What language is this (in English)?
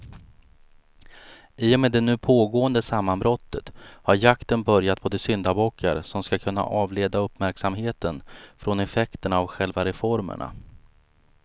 Swedish